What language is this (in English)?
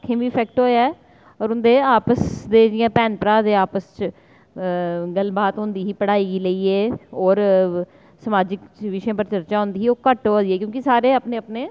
Dogri